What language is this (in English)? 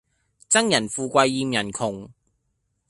Cantonese